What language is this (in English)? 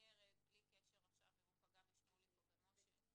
Hebrew